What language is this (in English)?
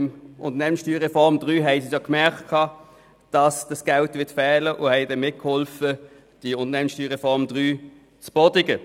Swiss German